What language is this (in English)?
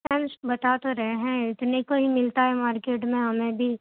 Urdu